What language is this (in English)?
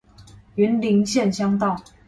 Chinese